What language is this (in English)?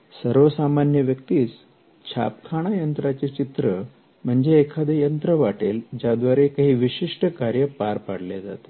Marathi